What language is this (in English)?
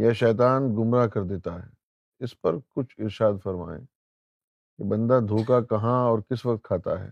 Urdu